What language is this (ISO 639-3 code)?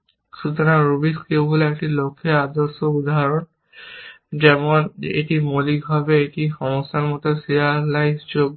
ben